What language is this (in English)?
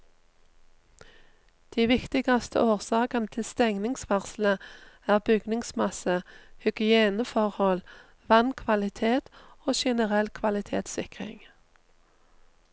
Norwegian